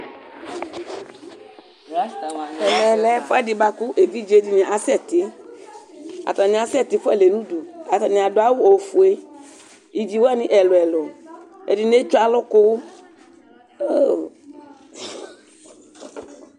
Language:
Ikposo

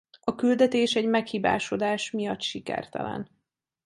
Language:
Hungarian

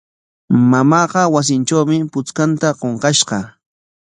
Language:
Corongo Ancash Quechua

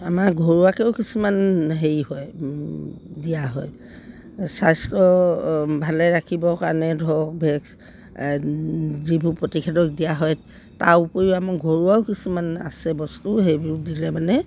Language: Assamese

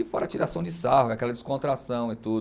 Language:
Portuguese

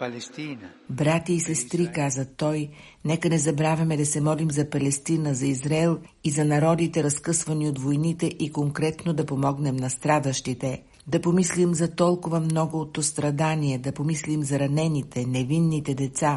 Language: Bulgarian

